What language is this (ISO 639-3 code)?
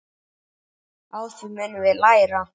isl